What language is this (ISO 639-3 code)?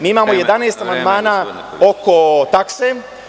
srp